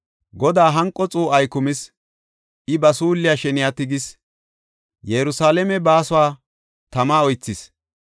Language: Gofa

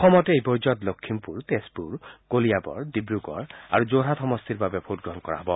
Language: Assamese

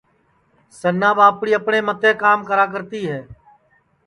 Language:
Sansi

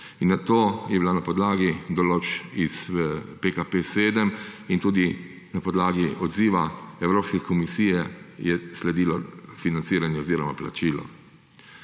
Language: Slovenian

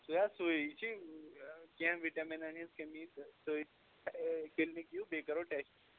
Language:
Kashmiri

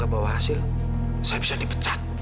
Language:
Indonesian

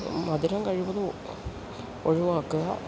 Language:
Malayalam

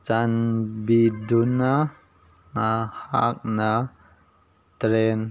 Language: Manipuri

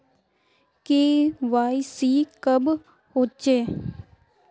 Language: Magahi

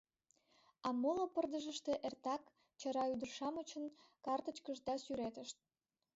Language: Mari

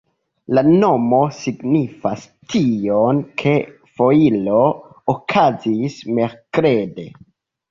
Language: Esperanto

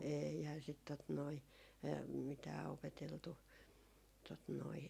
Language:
Finnish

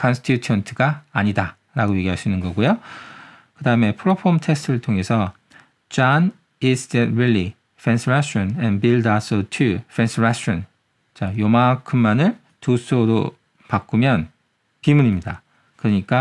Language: Korean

